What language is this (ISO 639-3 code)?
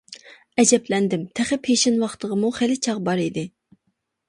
uig